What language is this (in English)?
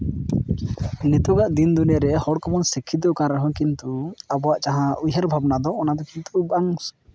Santali